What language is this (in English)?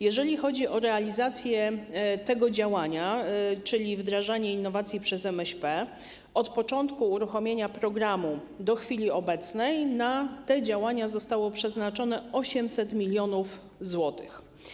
Polish